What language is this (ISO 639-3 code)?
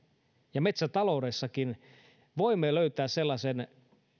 fin